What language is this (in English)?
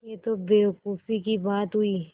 Hindi